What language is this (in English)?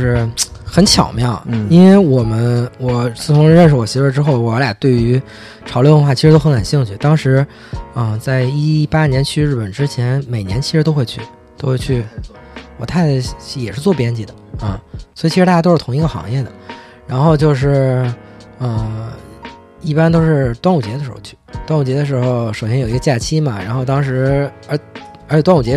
Chinese